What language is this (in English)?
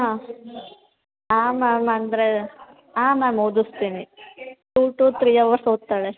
Kannada